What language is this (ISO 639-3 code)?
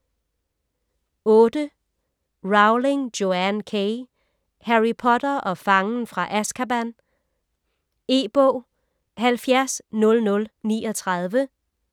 dan